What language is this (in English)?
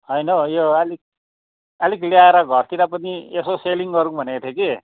Nepali